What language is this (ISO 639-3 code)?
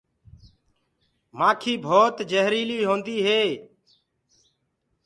ggg